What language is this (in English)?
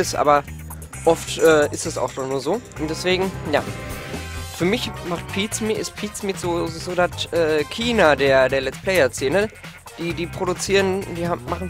German